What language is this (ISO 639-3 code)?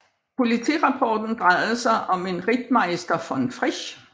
dan